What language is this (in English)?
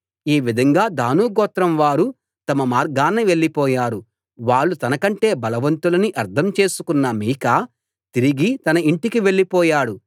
Telugu